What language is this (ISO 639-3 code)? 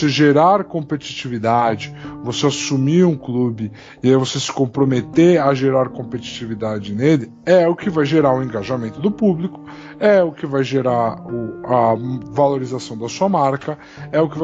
por